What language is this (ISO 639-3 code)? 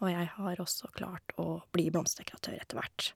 nor